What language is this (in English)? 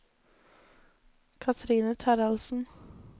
Norwegian